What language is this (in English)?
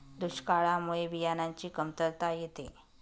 Marathi